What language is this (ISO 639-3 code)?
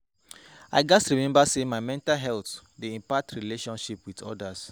pcm